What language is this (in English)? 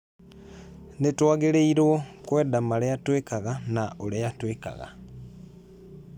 Kikuyu